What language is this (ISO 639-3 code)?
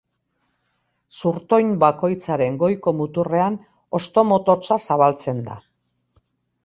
eus